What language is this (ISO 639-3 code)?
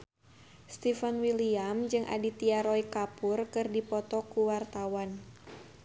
sun